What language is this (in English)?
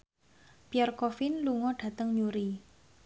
Javanese